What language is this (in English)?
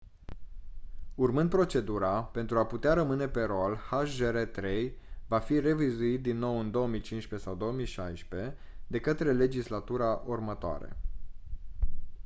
Romanian